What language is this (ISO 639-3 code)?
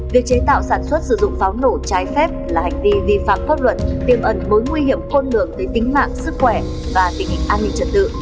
vie